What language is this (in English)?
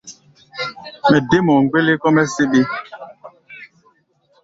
Gbaya